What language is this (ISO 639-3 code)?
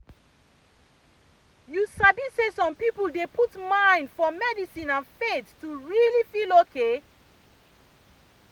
pcm